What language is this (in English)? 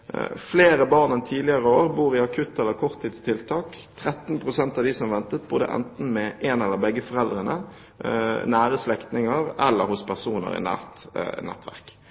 Norwegian Bokmål